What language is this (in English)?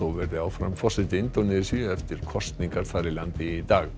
Icelandic